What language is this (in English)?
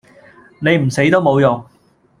Cantonese